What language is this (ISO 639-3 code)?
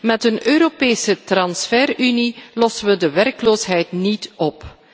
nld